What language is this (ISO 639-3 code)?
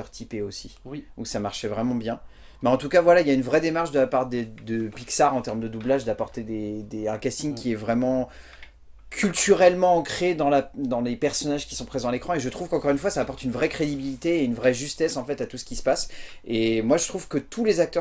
fra